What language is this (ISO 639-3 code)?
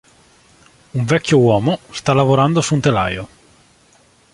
ita